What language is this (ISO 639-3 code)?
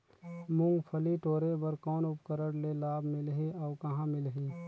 hne